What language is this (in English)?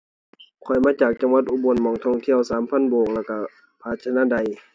Thai